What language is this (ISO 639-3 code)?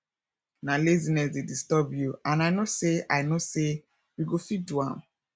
pcm